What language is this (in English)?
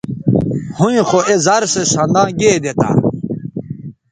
Bateri